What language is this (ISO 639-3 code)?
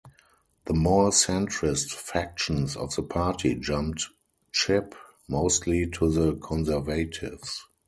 eng